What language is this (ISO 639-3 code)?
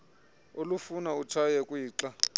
xho